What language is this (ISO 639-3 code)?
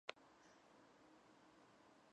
kat